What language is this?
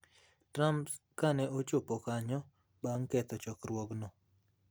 Luo (Kenya and Tanzania)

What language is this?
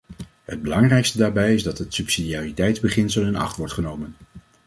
Dutch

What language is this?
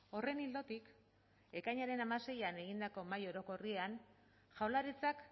Basque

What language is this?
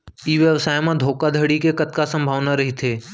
Chhattisgarhi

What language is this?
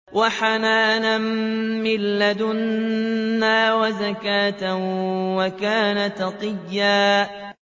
Arabic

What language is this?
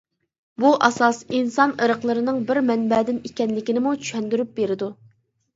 Uyghur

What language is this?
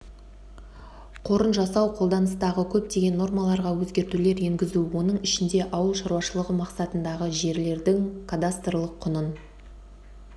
Kazakh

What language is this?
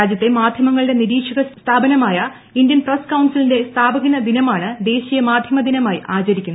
Malayalam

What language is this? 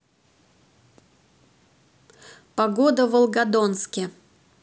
Russian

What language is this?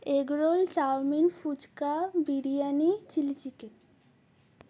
Bangla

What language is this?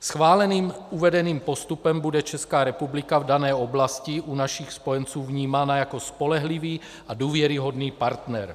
Czech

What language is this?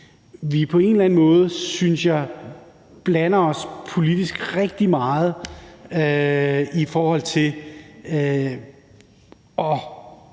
Danish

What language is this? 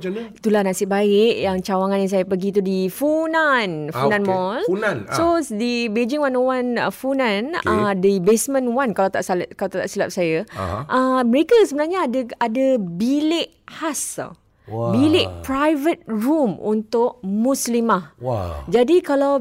Malay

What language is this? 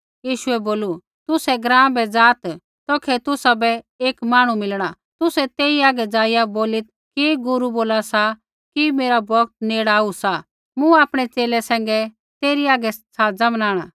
Kullu Pahari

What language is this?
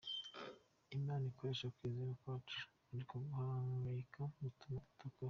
Kinyarwanda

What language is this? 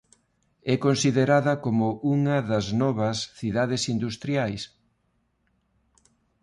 Galician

